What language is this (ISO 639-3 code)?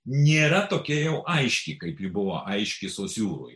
lit